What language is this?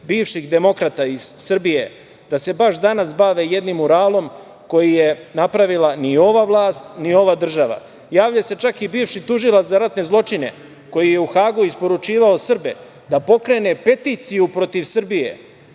Serbian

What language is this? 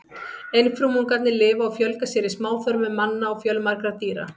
Icelandic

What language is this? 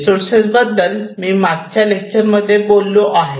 Marathi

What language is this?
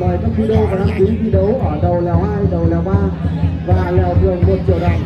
Vietnamese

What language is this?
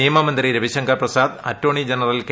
Malayalam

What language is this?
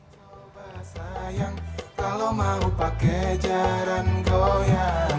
Indonesian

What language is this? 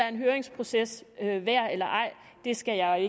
Danish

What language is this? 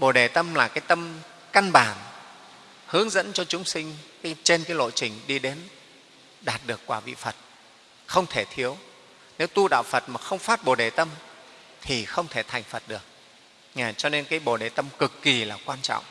Vietnamese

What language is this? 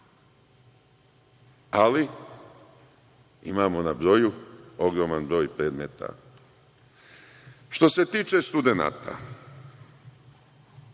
Serbian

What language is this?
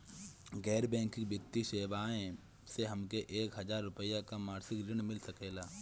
Bhojpuri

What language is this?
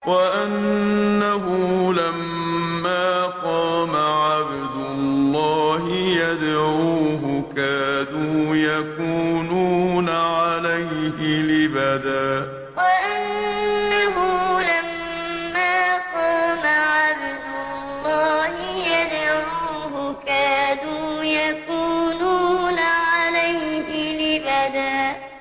Arabic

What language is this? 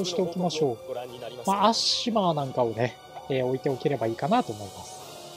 Japanese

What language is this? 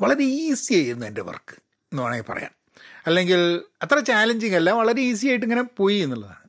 Malayalam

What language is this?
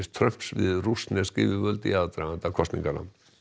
Icelandic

